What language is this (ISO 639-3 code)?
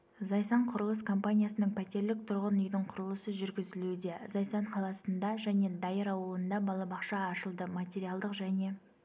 kaz